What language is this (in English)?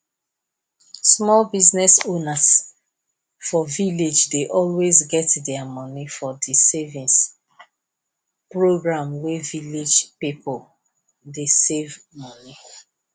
Nigerian Pidgin